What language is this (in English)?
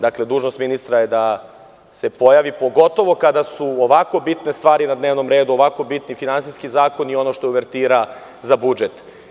Serbian